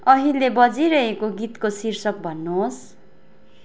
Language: Nepali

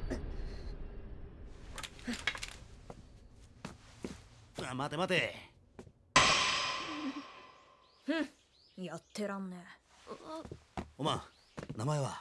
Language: Japanese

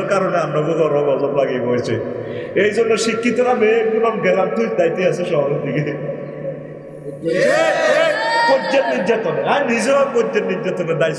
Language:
Indonesian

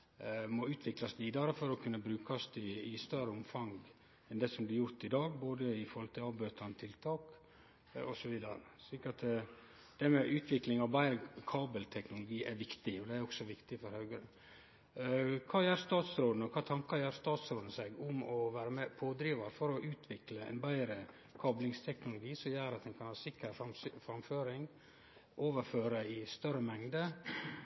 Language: Norwegian Nynorsk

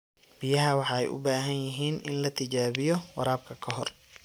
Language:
Somali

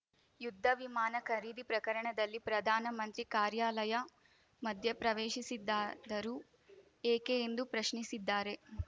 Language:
Kannada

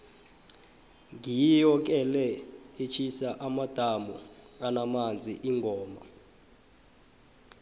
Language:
South Ndebele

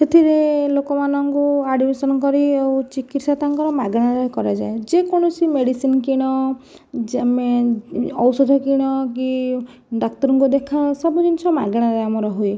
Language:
Odia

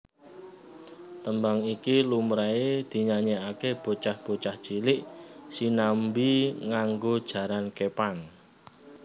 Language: Javanese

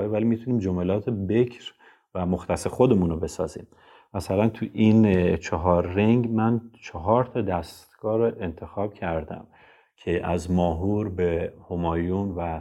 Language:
Persian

